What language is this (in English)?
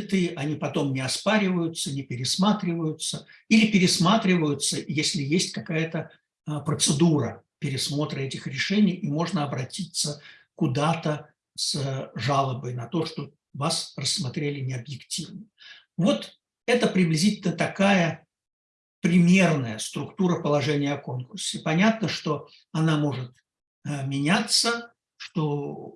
Russian